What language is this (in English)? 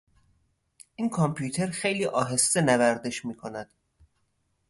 Persian